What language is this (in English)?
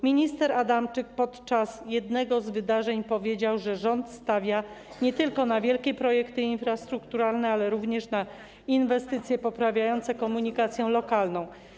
Polish